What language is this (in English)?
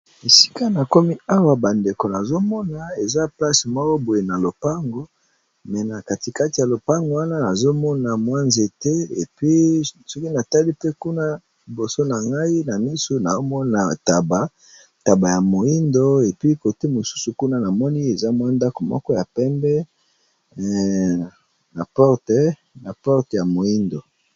Lingala